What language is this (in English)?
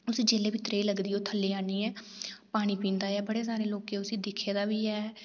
Dogri